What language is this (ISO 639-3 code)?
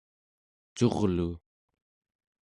esu